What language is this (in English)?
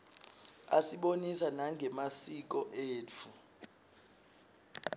Swati